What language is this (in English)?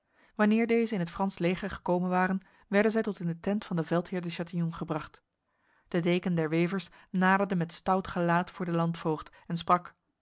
Dutch